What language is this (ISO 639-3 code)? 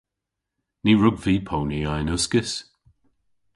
cor